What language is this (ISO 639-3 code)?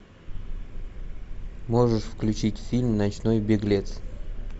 rus